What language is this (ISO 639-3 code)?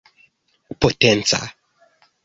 epo